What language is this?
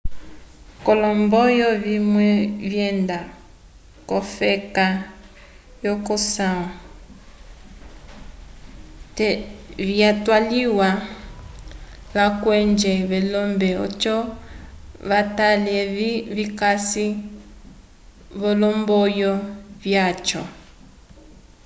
Umbundu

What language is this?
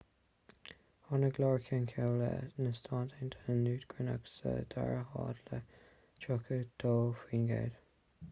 Irish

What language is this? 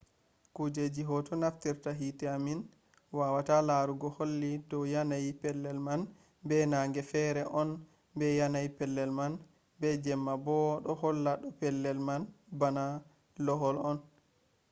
Fula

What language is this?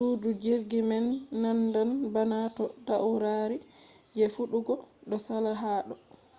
Fula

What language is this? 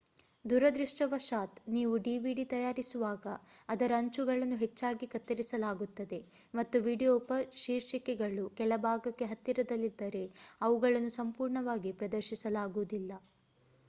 Kannada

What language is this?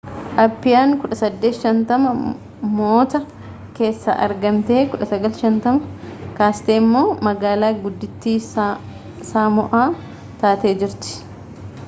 Oromo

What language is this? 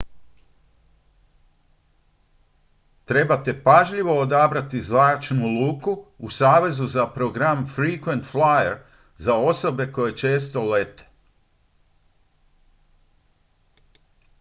Croatian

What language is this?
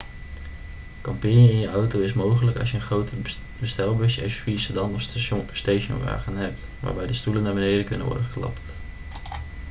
Dutch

